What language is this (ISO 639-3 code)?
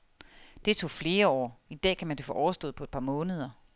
dan